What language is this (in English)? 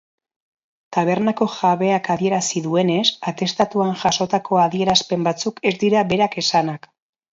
Basque